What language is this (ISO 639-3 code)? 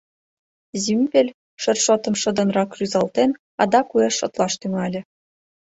chm